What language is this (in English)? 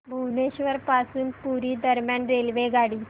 Marathi